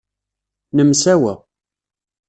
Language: Kabyle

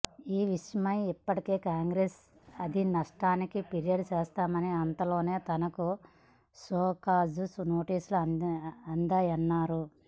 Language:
Telugu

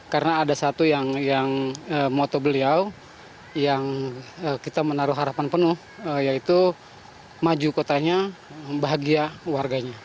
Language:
Indonesian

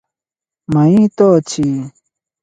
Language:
Odia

